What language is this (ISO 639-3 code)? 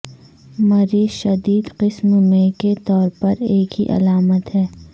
urd